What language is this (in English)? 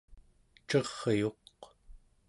Central Yupik